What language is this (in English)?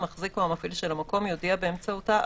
Hebrew